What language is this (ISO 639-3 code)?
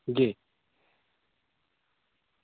urd